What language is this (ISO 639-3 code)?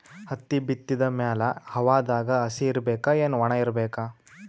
kan